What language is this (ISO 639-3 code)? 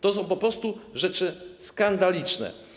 pol